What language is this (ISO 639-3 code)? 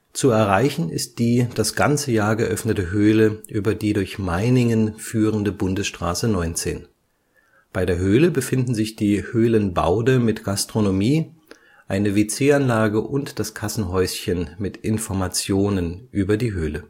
deu